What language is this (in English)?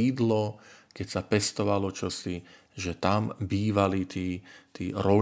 Slovak